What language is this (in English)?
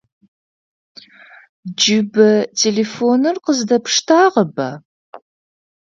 Adyghe